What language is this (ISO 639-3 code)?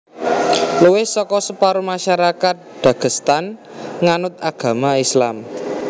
jav